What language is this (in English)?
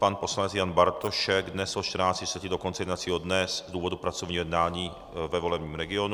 Czech